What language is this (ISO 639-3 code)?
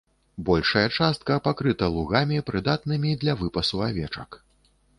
bel